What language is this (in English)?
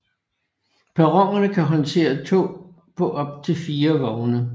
Danish